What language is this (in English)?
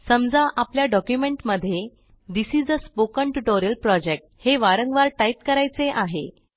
Marathi